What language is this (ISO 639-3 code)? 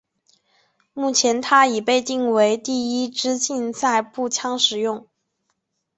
zho